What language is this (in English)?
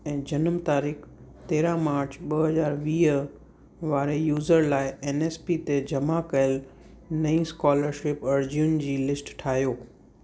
Sindhi